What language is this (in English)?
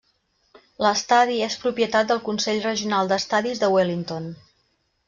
Catalan